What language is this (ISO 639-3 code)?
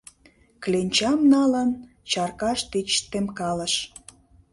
chm